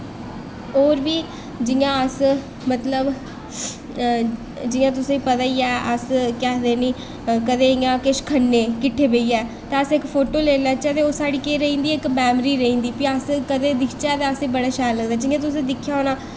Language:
Dogri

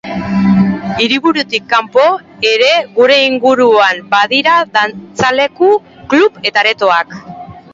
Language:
Basque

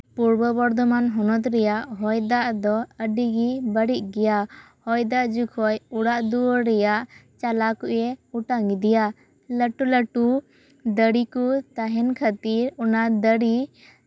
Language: Santali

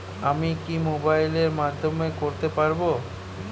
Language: Bangla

